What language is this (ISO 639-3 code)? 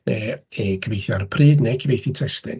cym